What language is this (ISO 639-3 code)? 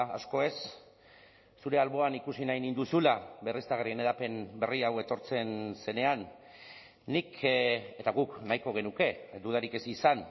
eus